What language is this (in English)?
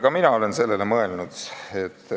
Estonian